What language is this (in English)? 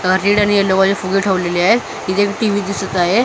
Marathi